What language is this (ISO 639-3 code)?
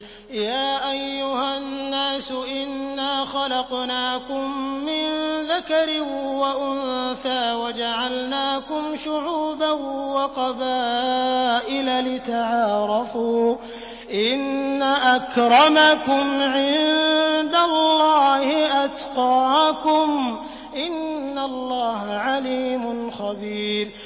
ara